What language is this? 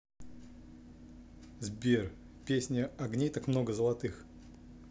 Russian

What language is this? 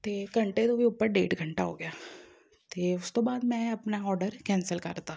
Punjabi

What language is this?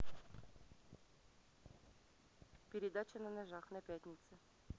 Russian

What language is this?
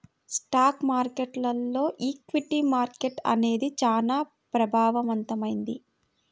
Telugu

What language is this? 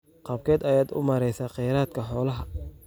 Somali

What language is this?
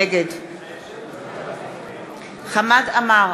Hebrew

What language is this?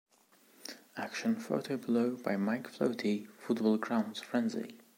English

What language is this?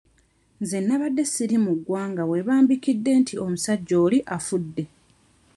Ganda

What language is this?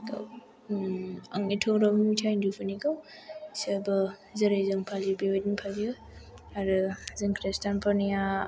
Bodo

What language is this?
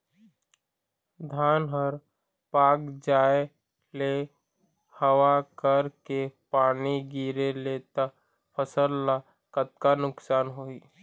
Chhattisgarhi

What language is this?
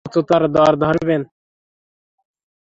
Bangla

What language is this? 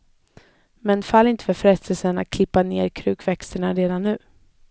Swedish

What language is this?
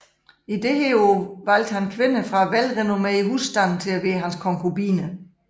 Danish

